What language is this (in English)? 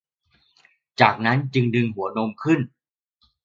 Thai